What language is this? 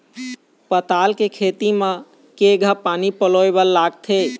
Chhattisgarhi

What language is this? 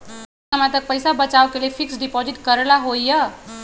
Magahi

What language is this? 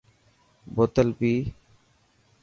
Dhatki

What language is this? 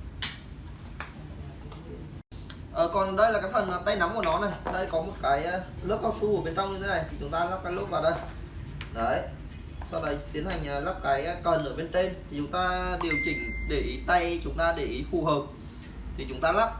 Vietnamese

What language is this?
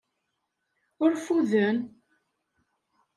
Kabyle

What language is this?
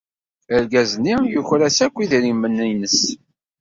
Kabyle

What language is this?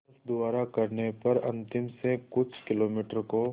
Hindi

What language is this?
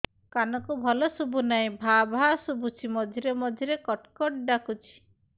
Odia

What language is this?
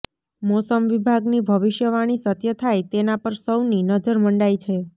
Gujarati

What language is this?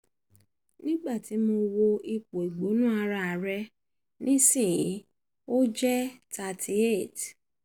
Yoruba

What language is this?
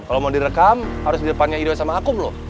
Indonesian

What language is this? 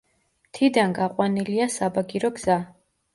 Georgian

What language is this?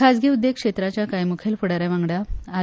Konkani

